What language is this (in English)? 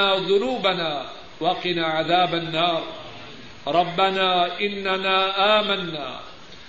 Urdu